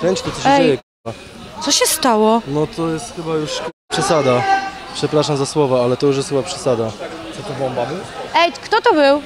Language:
Polish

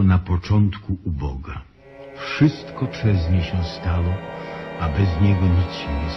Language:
Polish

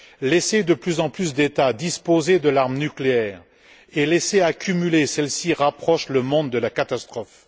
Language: French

